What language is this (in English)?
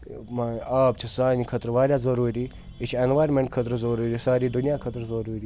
Kashmiri